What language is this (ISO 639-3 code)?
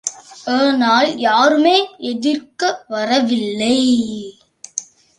tam